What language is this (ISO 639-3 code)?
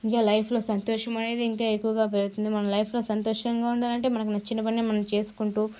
tel